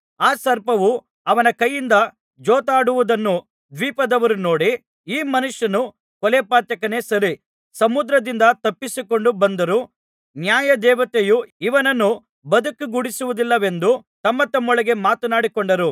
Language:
Kannada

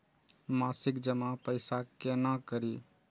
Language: Maithili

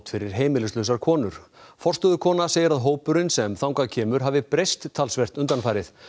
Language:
Icelandic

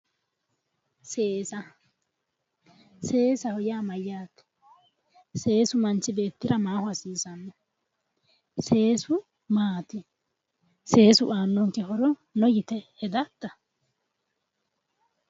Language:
Sidamo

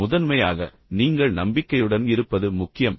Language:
Tamil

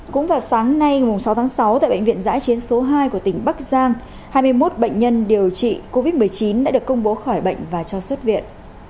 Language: Vietnamese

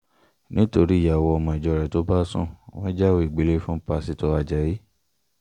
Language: Yoruba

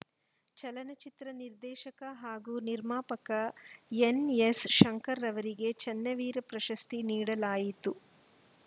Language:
Kannada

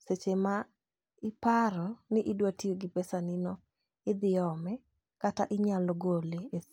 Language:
Luo (Kenya and Tanzania)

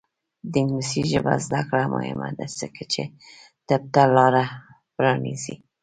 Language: Pashto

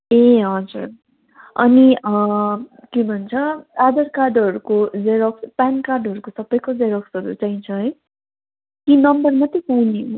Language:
Nepali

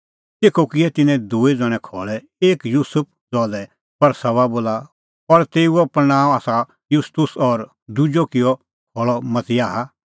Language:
Kullu Pahari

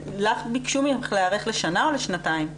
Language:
Hebrew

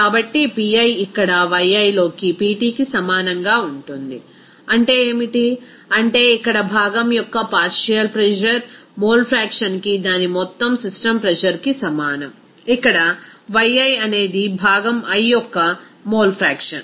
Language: Telugu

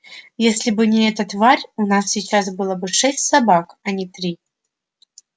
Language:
Russian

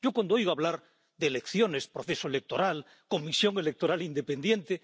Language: Spanish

